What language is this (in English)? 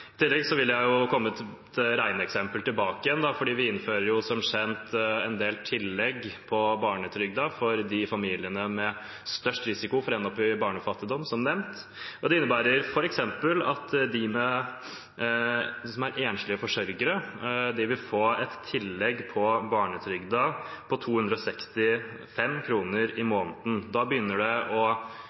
Norwegian Bokmål